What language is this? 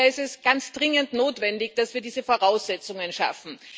German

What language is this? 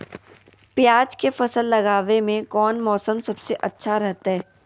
Magahi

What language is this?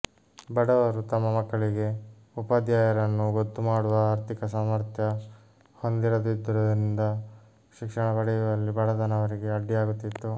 Kannada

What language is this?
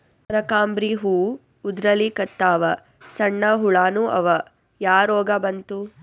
Kannada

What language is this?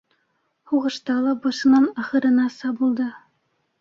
Bashkir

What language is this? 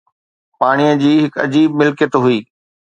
Sindhi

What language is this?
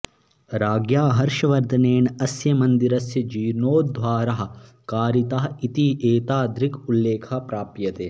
Sanskrit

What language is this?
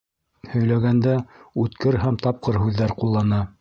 Bashkir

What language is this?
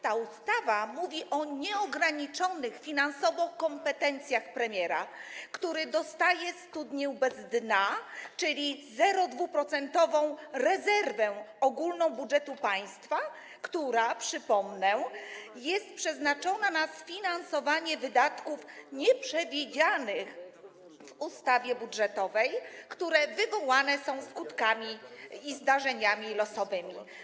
Polish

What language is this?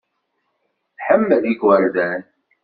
Kabyle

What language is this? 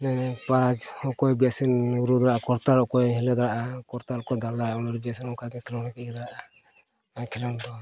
Santali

